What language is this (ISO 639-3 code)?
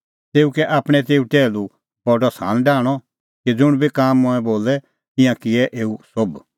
kfx